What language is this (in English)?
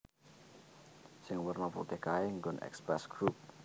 Javanese